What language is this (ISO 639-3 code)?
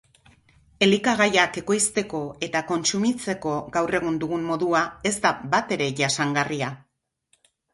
eus